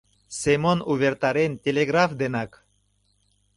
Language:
Mari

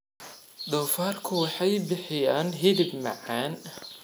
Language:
Somali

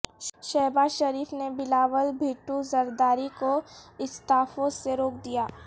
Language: Urdu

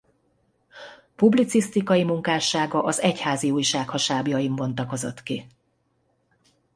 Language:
Hungarian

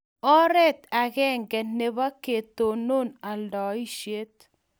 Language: Kalenjin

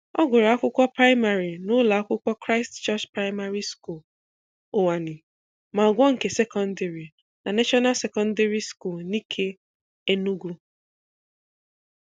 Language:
Igbo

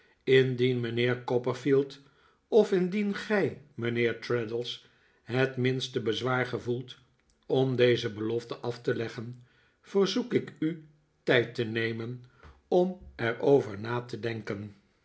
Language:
Dutch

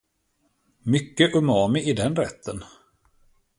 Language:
Swedish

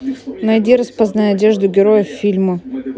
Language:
Russian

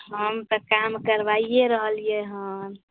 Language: Maithili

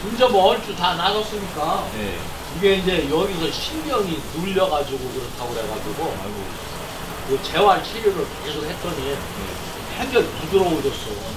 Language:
Korean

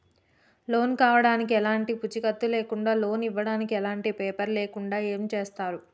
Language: Telugu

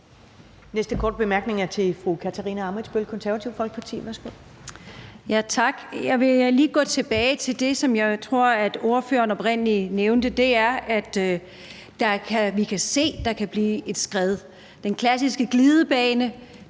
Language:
Danish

